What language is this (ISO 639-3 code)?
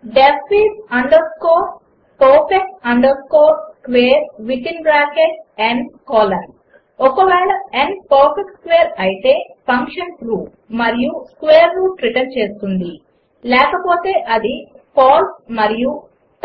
tel